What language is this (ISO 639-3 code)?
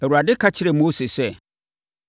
aka